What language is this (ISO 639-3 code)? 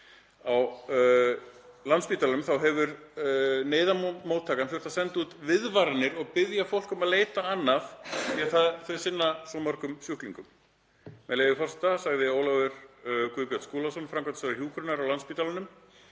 isl